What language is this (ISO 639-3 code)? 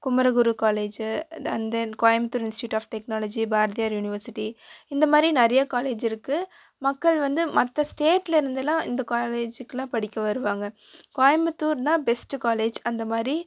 tam